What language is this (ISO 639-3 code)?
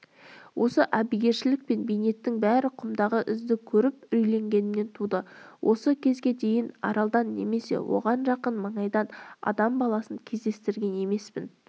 kaz